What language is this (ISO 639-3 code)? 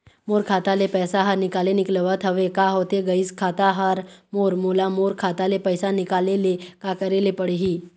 hne